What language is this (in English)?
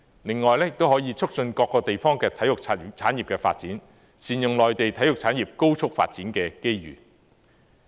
Cantonese